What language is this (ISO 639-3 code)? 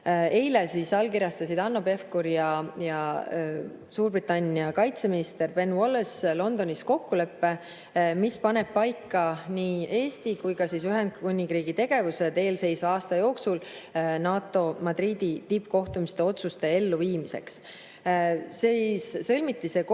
est